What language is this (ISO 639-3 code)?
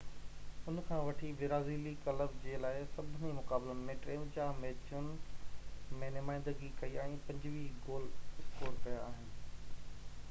snd